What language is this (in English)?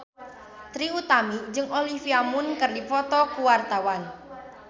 Sundanese